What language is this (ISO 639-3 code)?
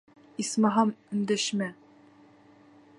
bak